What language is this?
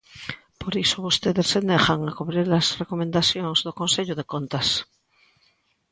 Galician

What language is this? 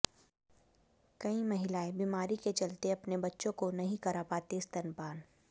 Hindi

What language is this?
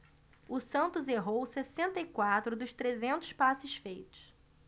Portuguese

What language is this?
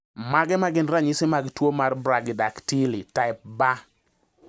Luo (Kenya and Tanzania)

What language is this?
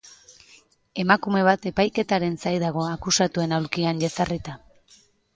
Basque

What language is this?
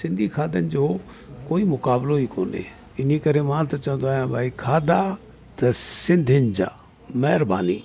Sindhi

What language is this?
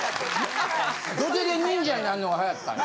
Japanese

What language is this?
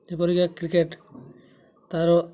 Odia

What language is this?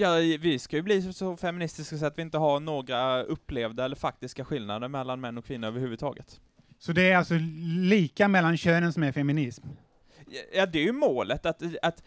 Swedish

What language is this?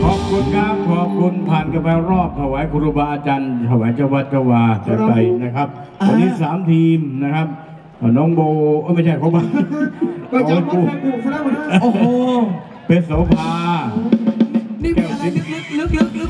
Thai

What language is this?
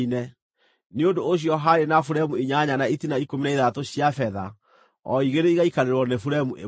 Kikuyu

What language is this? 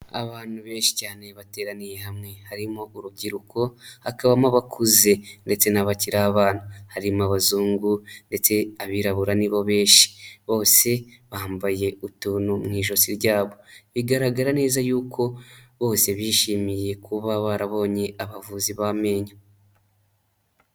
Kinyarwanda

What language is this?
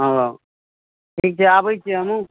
Maithili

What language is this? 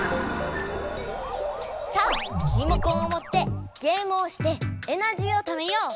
Japanese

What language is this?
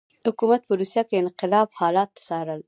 Pashto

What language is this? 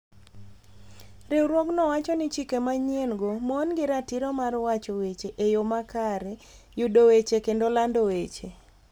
Luo (Kenya and Tanzania)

